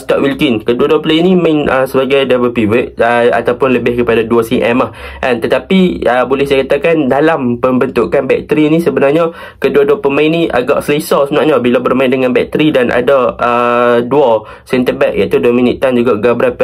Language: Malay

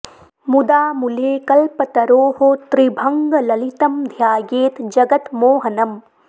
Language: Sanskrit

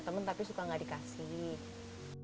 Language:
Indonesian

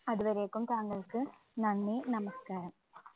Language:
Malayalam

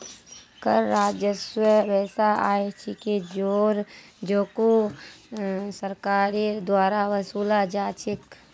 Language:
Magahi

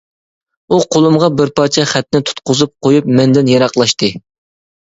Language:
Uyghur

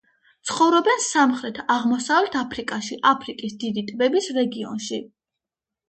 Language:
Georgian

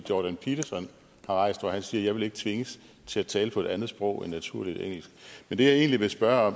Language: Danish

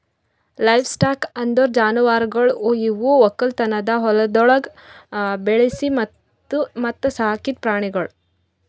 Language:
Kannada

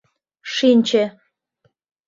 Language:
Mari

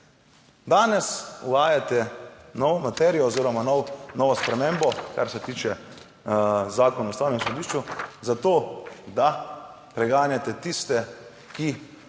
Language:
Slovenian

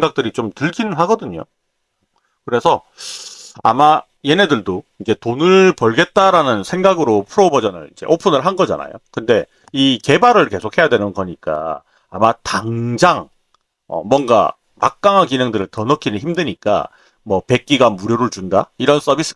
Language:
Korean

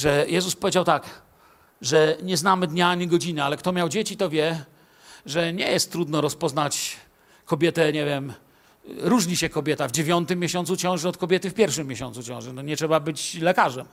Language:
Polish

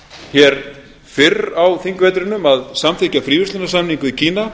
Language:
Icelandic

